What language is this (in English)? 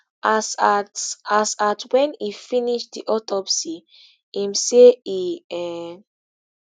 Nigerian Pidgin